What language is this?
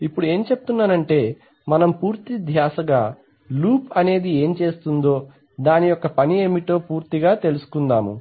Telugu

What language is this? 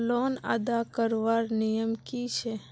Magahi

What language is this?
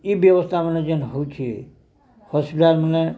Odia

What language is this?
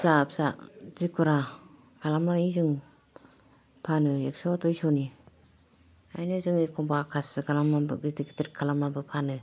Bodo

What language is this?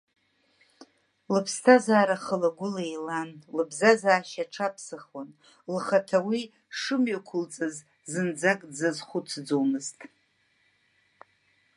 Abkhazian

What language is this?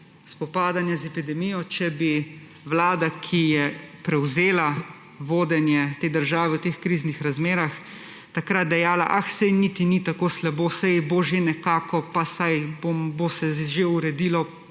Slovenian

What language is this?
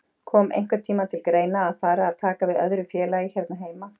Icelandic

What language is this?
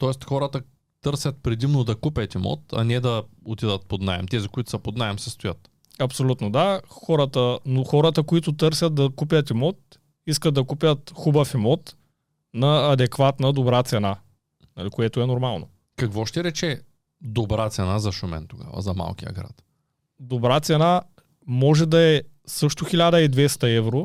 Bulgarian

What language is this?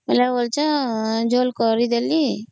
Odia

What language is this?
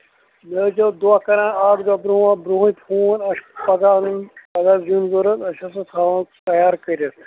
Kashmiri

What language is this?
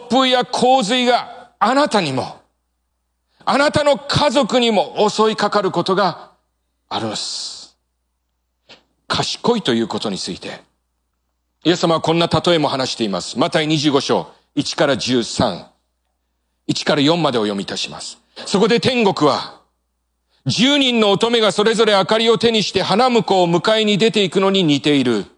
Japanese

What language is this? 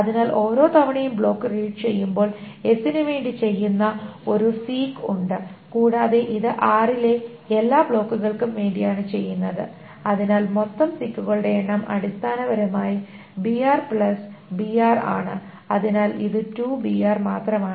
Malayalam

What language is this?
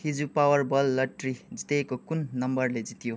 Nepali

